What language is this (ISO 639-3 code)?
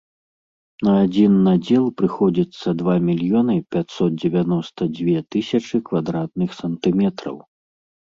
bel